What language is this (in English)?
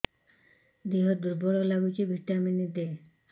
Odia